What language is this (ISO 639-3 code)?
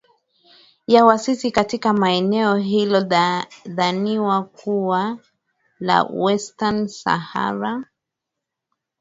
swa